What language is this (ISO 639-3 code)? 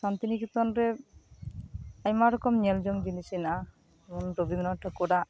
sat